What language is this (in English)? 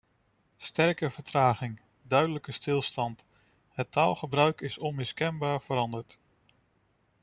Dutch